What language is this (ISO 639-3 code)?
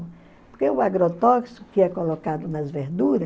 por